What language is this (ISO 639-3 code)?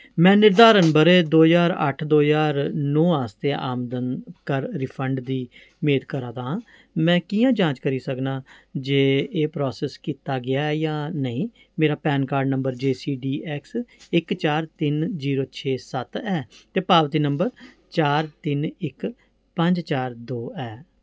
doi